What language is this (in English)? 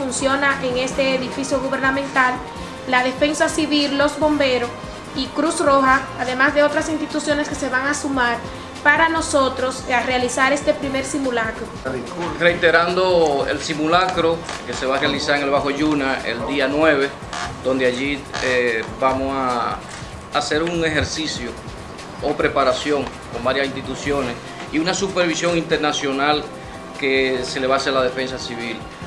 Spanish